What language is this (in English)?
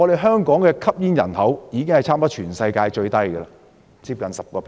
Cantonese